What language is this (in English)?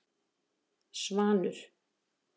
Icelandic